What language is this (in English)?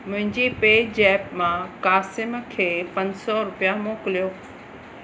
Sindhi